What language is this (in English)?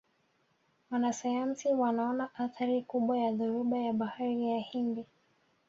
Swahili